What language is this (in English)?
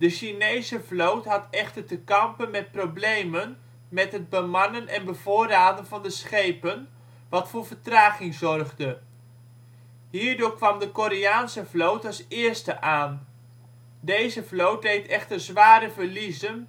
Dutch